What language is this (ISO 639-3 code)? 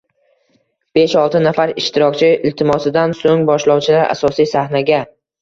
uzb